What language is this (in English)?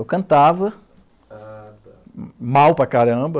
Portuguese